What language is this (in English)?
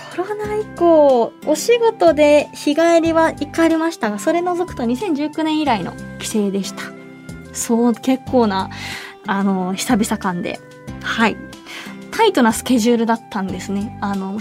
Japanese